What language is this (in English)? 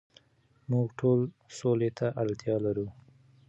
Pashto